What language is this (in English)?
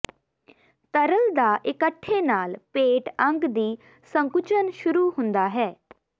Punjabi